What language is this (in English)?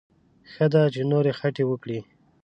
Pashto